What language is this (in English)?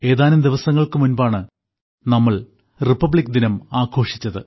Malayalam